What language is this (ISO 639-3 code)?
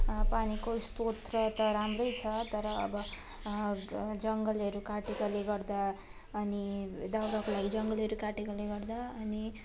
nep